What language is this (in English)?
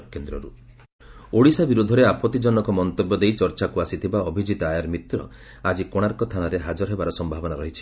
Odia